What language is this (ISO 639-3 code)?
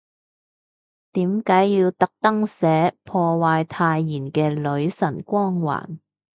yue